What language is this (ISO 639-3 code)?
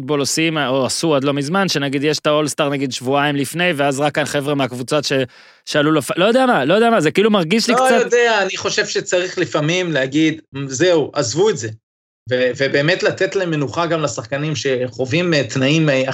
heb